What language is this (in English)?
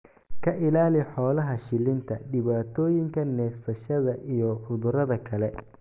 Somali